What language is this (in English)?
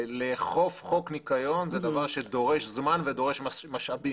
Hebrew